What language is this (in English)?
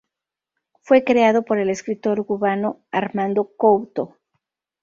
Spanish